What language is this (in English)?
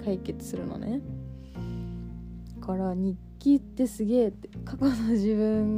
Japanese